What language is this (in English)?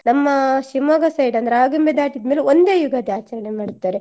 Kannada